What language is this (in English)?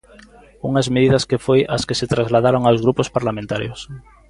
Galician